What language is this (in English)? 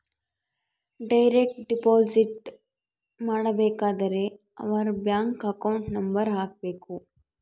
Kannada